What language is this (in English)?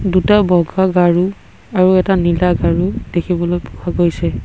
Assamese